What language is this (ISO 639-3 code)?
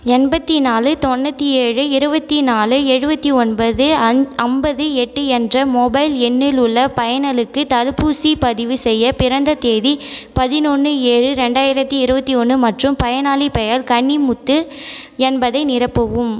tam